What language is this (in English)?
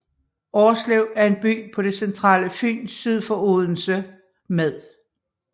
Danish